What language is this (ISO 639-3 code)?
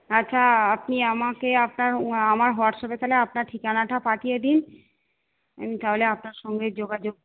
ben